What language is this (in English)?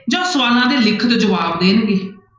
Punjabi